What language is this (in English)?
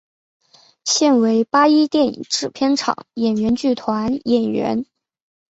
Chinese